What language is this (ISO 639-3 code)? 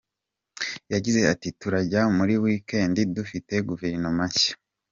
kin